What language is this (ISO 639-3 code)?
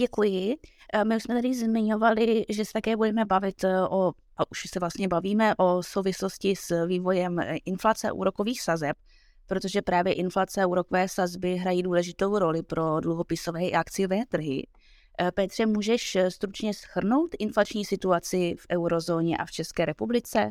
ces